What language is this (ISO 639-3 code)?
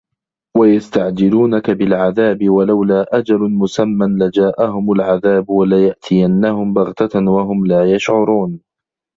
ara